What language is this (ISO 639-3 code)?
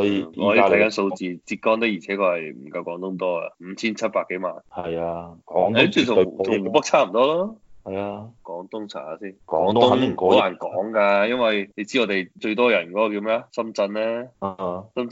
zho